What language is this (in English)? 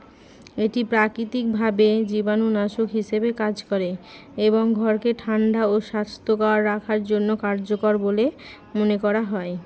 Bangla